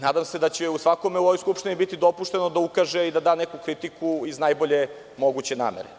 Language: Serbian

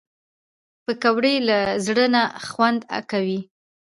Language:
Pashto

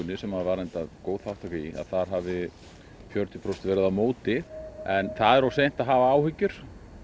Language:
Icelandic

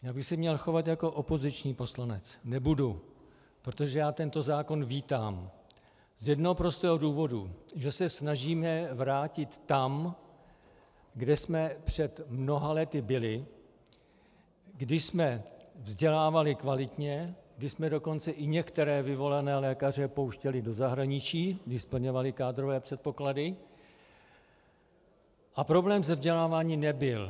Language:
Czech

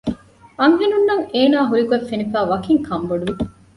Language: Divehi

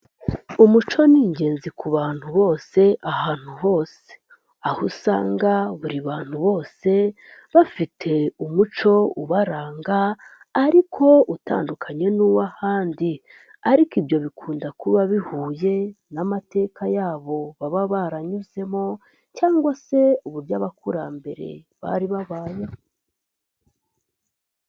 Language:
Kinyarwanda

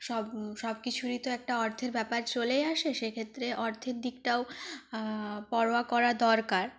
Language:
Bangla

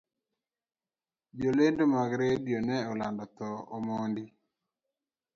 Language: Luo (Kenya and Tanzania)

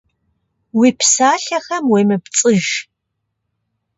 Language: Kabardian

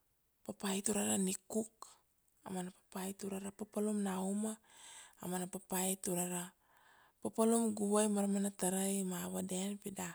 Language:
Kuanua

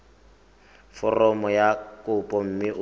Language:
Tswana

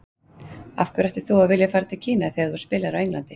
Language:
Icelandic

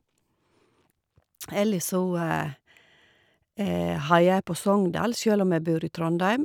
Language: Norwegian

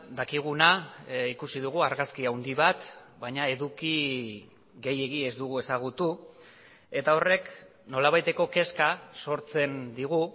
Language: Basque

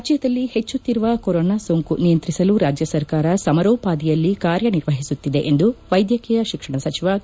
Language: Kannada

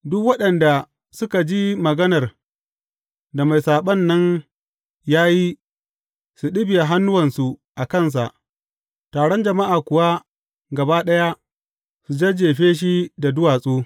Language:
Hausa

